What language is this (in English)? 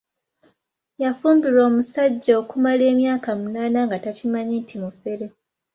Ganda